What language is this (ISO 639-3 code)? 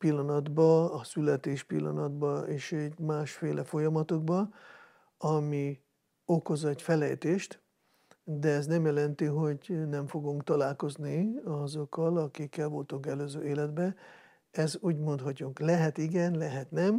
hun